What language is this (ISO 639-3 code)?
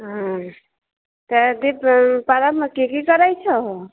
mai